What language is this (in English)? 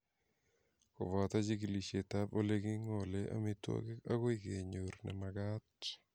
Kalenjin